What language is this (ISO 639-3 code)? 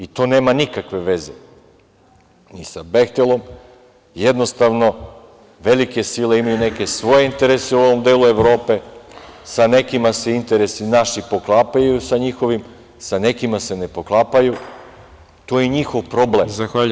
srp